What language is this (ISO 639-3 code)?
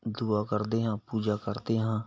pan